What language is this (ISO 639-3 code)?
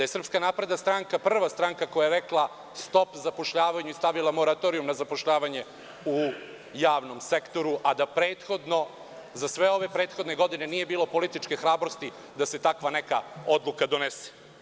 srp